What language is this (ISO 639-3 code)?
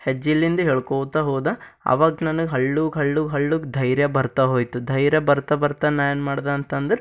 kan